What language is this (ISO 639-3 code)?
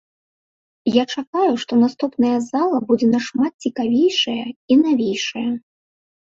bel